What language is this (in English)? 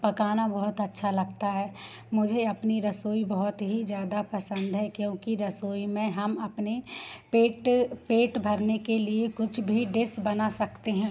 Hindi